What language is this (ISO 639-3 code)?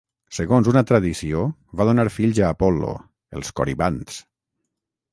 cat